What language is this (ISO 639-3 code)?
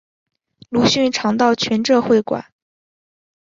zho